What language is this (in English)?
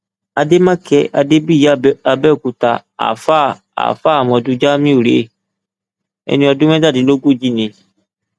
Yoruba